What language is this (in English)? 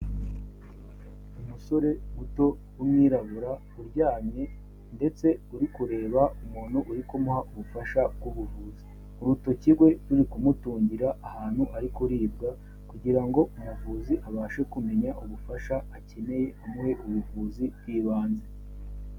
Kinyarwanda